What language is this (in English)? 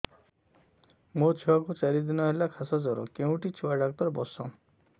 Odia